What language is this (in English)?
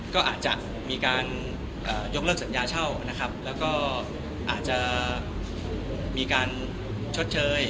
Thai